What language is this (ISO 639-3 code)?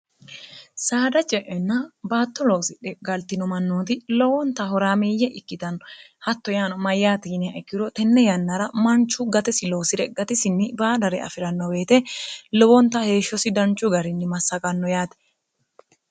sid